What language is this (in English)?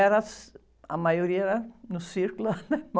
Portuguese